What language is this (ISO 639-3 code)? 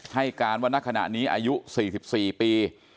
tha